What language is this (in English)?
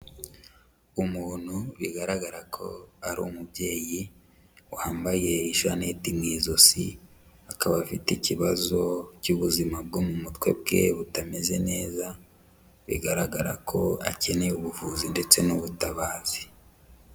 Kinyarwanda